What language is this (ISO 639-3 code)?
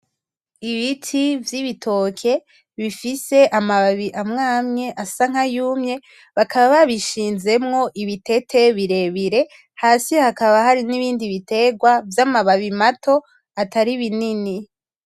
run